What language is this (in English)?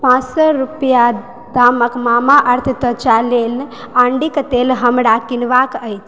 Maithili